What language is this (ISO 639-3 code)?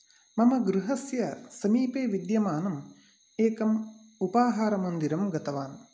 san